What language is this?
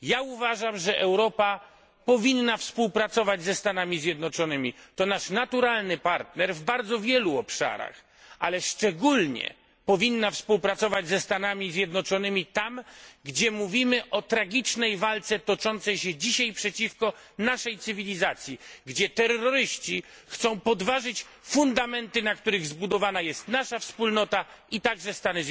Polish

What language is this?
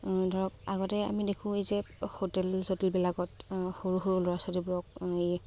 Assamese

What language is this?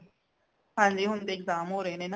Punjabi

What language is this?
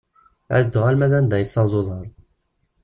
Kabyle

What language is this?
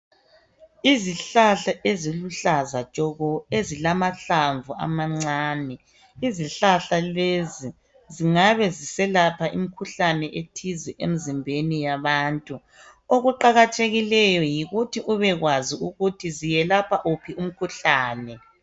North Ndebele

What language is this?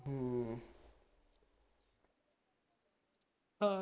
Punjabi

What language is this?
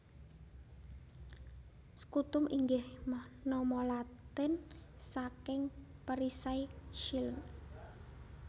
Javanese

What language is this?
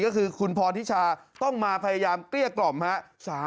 Thai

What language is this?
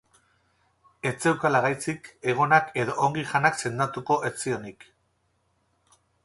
Basque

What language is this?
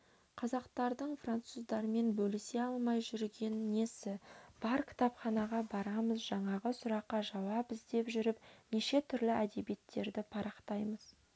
Kazakh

